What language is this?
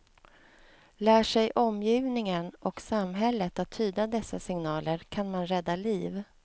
Swedish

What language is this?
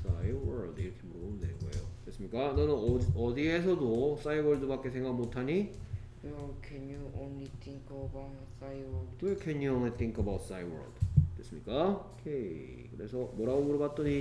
Korean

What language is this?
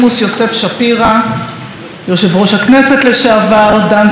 Hebrew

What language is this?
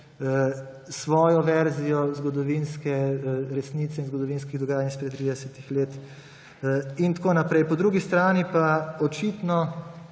Slovenian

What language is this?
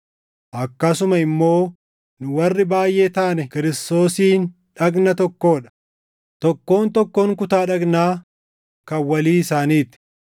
Oromo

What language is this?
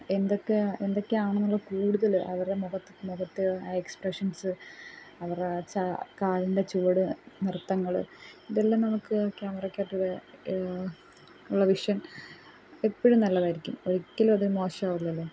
Malayalam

